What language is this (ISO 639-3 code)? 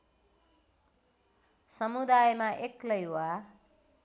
nep